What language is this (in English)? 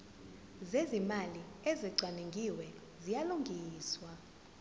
Zulu